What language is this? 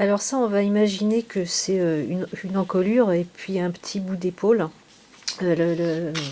French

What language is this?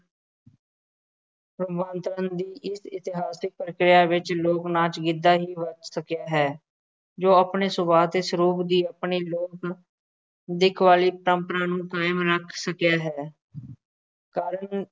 Punjabi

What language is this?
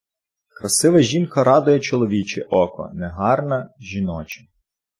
Ukrainian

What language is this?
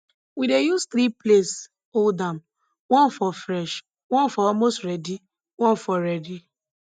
Nigerian Pidgin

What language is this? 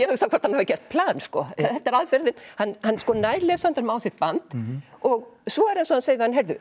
Icelandic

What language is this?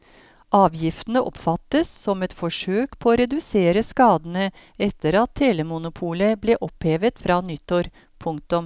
Norwegian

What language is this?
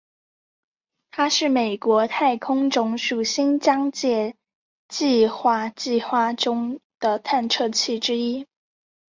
Chinese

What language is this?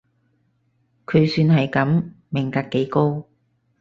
Cantonese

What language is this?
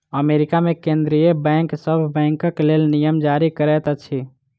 Maithili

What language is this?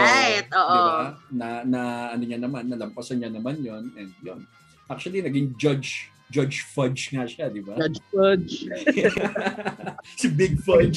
Filipino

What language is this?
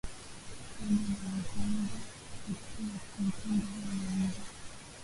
Swahili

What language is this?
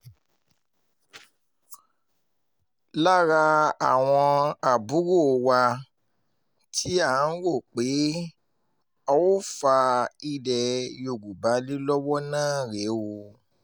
Yoruba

